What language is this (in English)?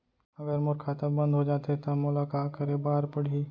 Chhattisgarhi